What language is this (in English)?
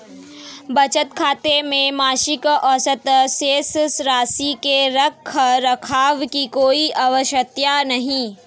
Hindi